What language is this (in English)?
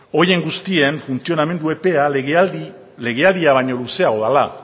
Basque